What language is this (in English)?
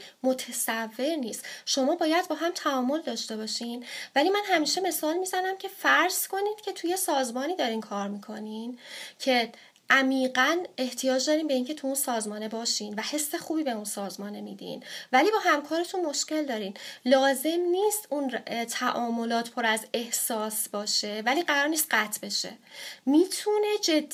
Persian